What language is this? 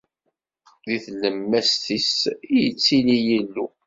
Kabyle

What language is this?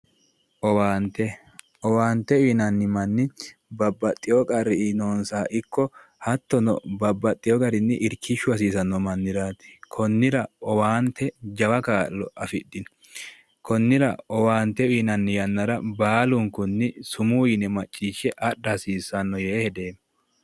Sidamo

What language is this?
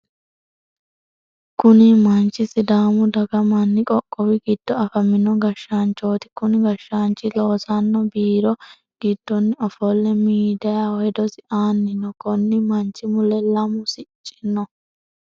Sidamo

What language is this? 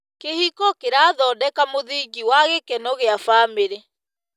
Kikuyu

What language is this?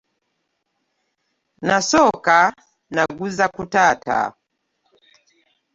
Ganda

